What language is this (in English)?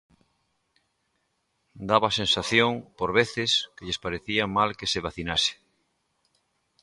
Galician